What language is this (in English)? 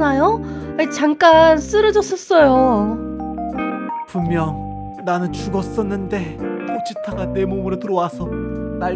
Korean